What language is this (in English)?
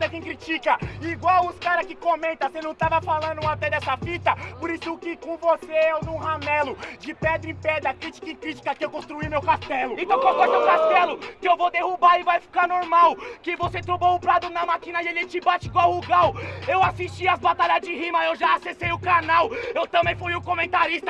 Portuguese